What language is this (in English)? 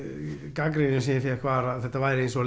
Icelandic